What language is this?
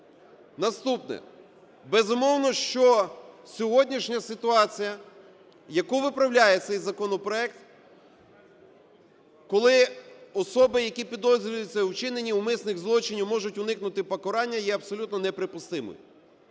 Ukrainian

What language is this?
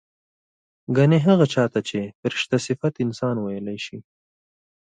Pashto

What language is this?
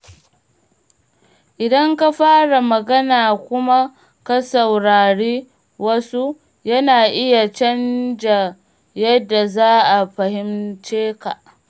Hausa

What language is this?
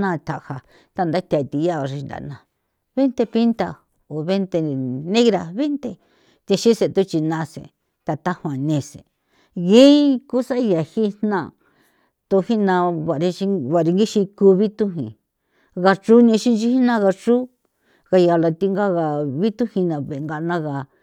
San Felipe Otlaltepec Popoloca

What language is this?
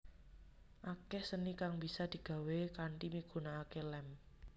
Javanese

